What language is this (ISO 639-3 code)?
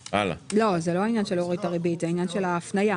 heb